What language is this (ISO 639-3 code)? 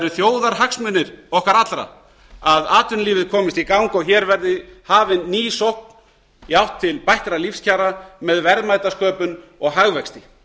isl